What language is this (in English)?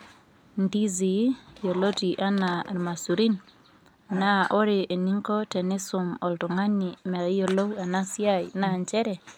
Masai